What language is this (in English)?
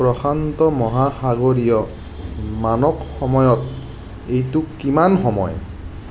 Assamese